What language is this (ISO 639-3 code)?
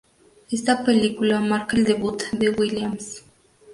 spa